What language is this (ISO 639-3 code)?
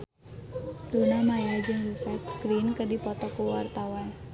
sun